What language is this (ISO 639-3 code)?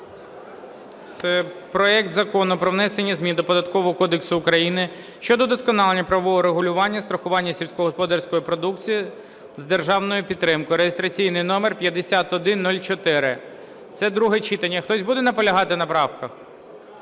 ukr